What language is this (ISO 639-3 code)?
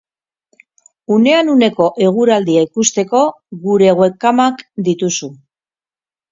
eus